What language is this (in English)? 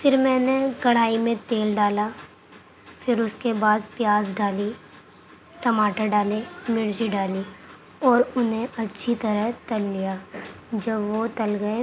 Urdu